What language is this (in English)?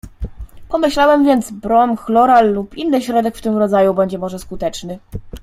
Polish